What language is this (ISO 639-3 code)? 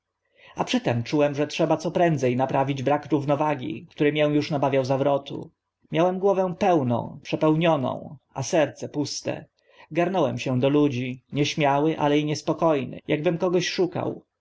pol